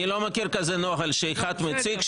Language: Hebrew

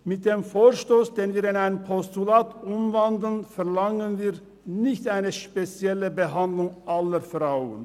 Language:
Swiss German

